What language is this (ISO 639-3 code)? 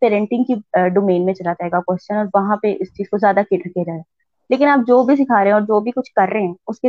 urd